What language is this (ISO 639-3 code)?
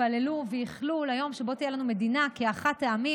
heb